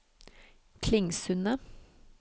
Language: Norwegian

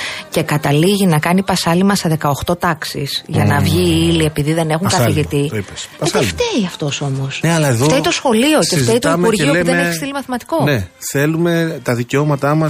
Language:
Greek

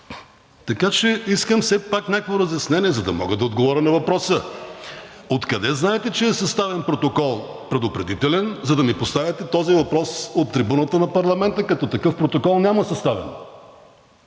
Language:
Bulgarian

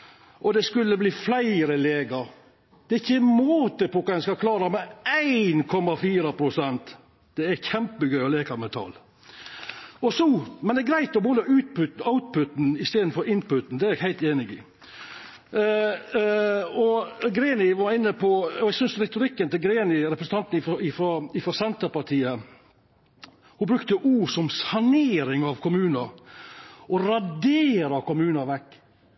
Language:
Norwegian Nynorsk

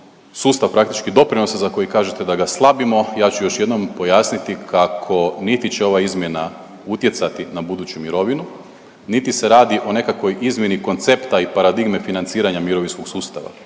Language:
Croatian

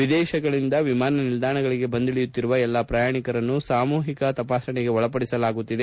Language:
Kannada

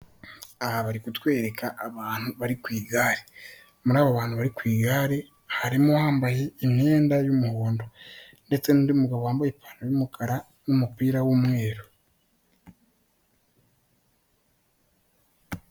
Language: Kinyarwanda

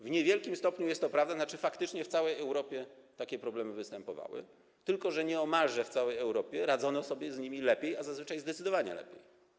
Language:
Polish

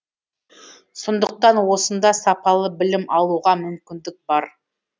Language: Kazakh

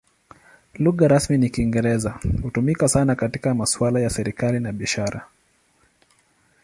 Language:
Swahili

